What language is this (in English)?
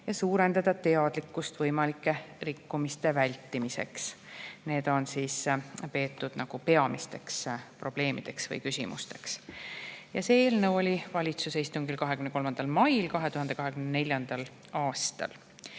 Estonian